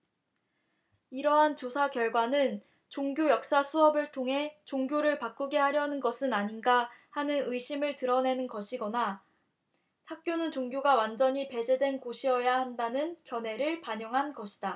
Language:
Korean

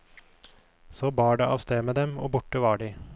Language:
Norwegian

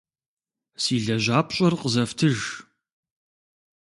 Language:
Kabardian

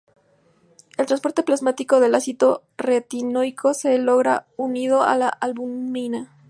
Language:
Spanish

